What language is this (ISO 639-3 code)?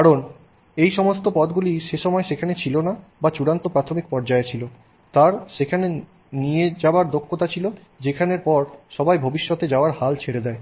ben